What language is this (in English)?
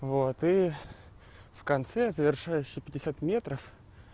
Russian